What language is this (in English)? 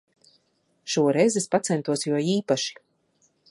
Latvian